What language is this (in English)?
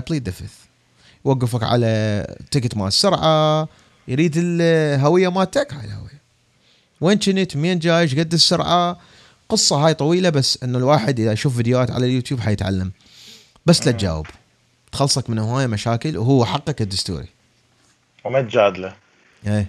Arabic